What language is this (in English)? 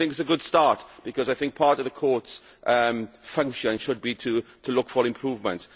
English